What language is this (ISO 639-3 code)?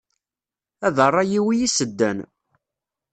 kab